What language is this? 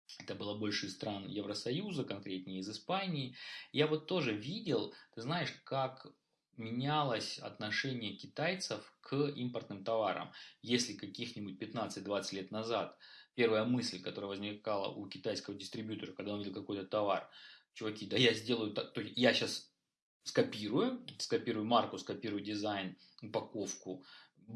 Russian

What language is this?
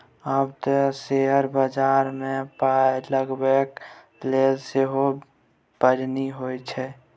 Maithili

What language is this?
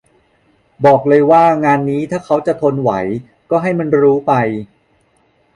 Thai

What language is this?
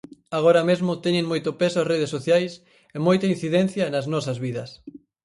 Galician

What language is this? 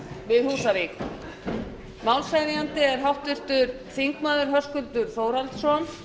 Icelandic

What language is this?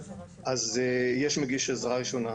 Hebrew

